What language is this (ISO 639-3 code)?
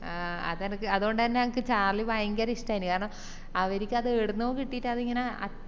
mal